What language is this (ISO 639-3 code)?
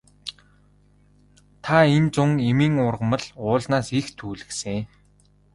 mon